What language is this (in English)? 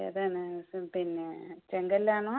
Malayalam